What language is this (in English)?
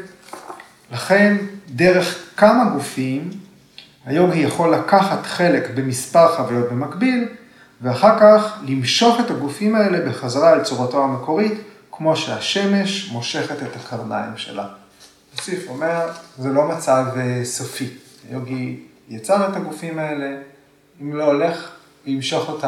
Hebrew